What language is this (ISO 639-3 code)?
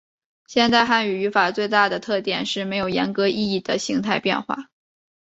zho